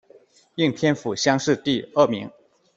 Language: Chinese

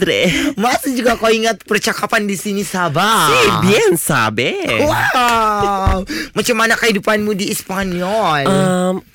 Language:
Malay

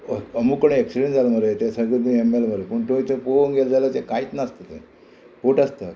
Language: Konkani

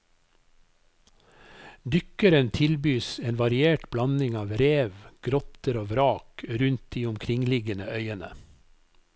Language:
Norwegian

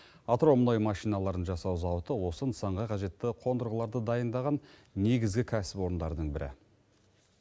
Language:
Kazakh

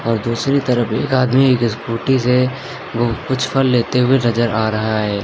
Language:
Hindi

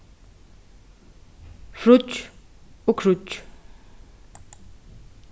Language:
Faroese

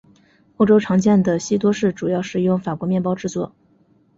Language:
Chinese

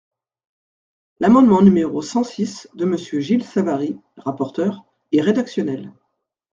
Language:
French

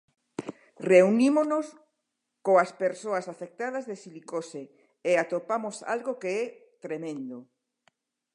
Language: Galician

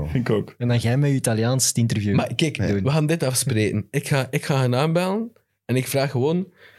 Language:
Dutch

